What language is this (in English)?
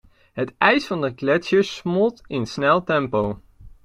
Dutch